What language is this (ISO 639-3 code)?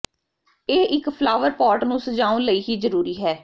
pan